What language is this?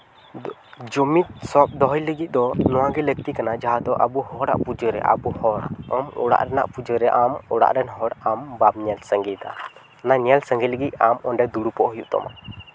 Santali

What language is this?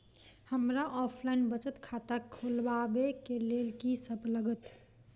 Maithili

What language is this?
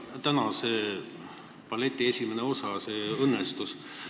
Estonian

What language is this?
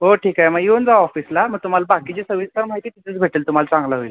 Marathi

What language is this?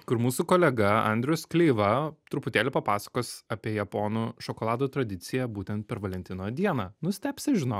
Lithuanian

